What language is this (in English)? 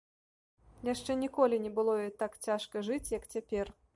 Belarusian